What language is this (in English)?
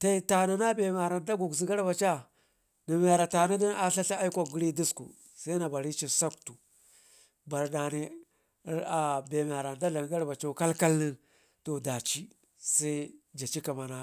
Ngizim